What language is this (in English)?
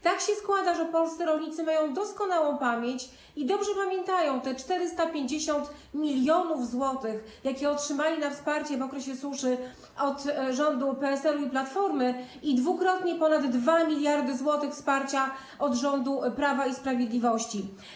Polish